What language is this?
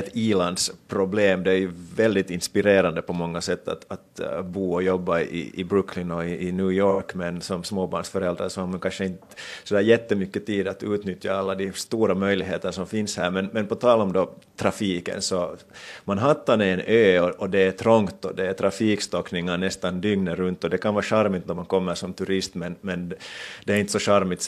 Swedish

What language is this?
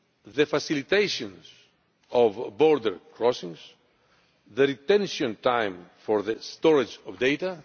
English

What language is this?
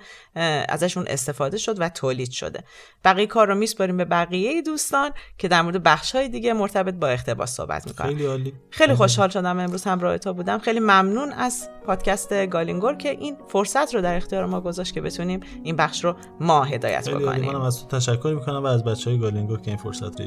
Persian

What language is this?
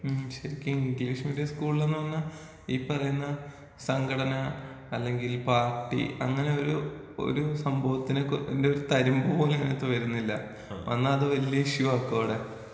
Malayalam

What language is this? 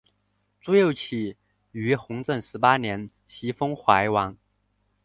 Chinese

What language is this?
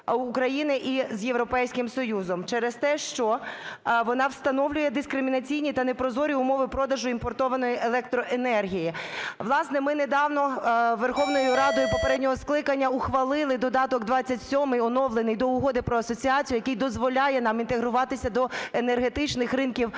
Ukrainian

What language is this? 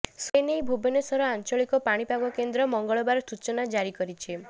Odia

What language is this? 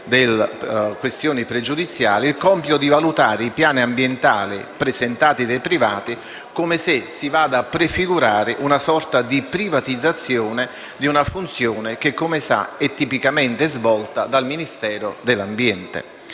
Italian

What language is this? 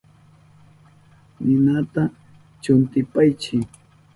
Southern Pastaza Quechua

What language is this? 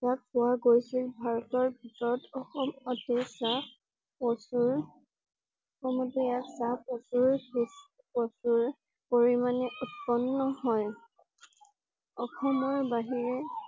Assamese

